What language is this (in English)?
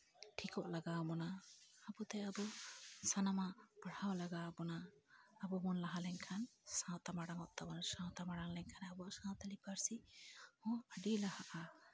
Santali